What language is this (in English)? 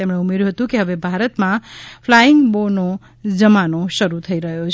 Gujarati